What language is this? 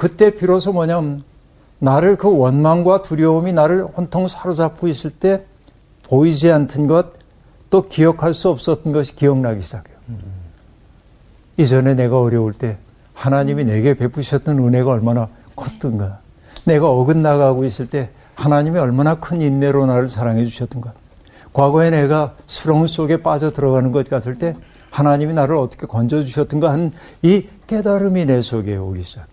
Korean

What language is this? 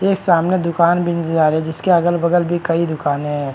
Hindi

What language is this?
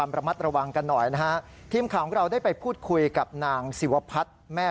Thai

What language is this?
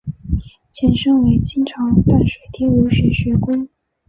Chinese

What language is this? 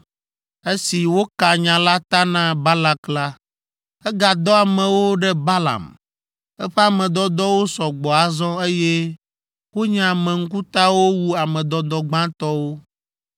Ewe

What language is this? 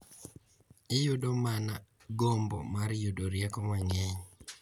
Luo (Kenya and Tanzania)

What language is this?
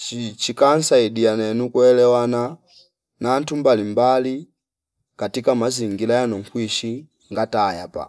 Fipa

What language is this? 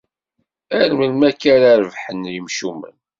Kabyle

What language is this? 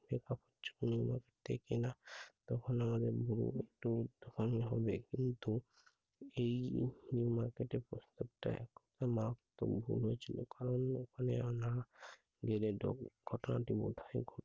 Bangla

